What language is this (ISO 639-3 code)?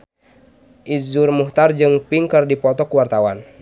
sun